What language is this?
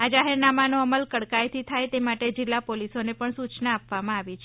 Gujarati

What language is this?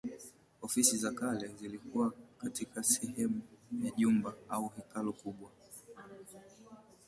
Swahili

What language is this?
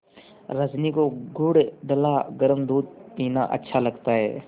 Hindi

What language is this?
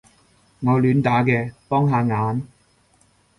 Cantonese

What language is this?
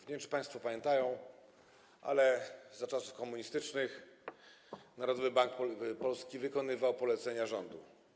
Polish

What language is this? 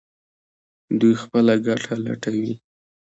Pashto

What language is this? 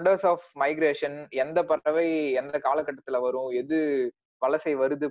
Tamil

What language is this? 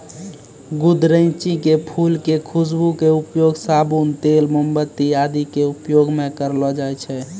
Maithili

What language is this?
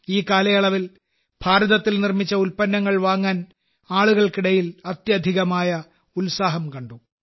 Malayalam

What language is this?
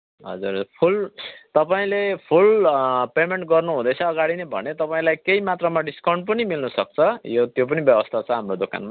Nepali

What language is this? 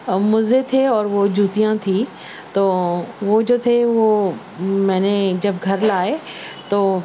Urdu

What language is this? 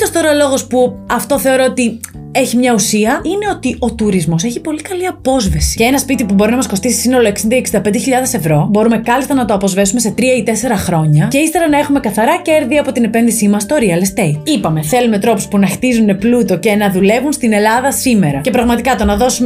Greek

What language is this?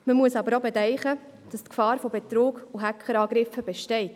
Swiss German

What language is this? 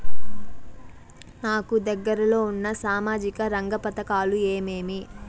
Telugu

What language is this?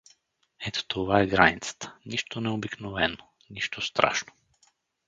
Bulgarian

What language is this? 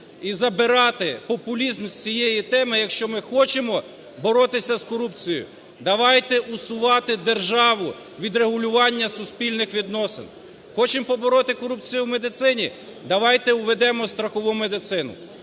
Ukrainian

